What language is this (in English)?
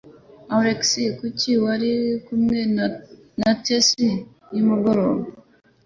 Kinyarwanda